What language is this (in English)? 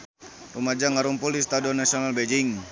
Sundanese